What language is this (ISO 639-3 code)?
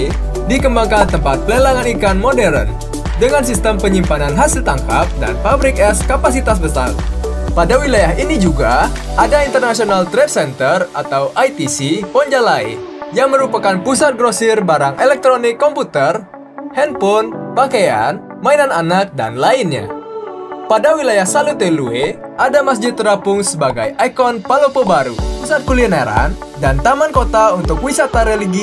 ind